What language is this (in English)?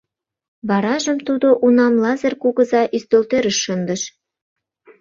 Mari